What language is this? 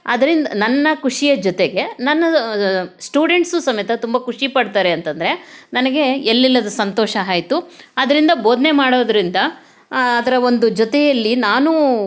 Kannada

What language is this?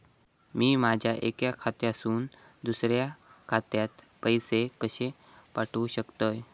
Marathi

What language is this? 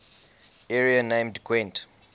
English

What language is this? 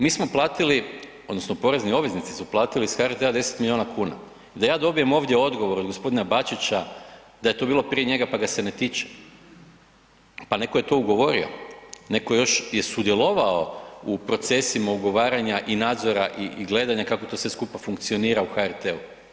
Croatian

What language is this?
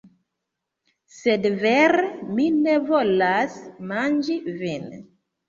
Esperanto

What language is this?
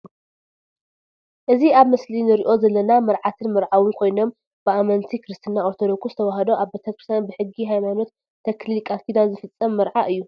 Tigrinya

